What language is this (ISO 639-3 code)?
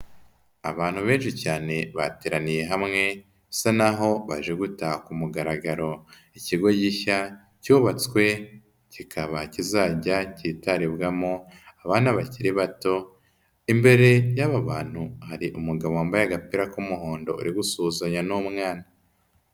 kin